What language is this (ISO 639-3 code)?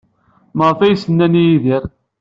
kab